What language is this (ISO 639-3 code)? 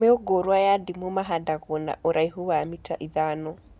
kik